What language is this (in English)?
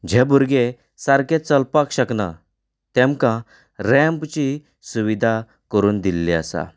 Konkani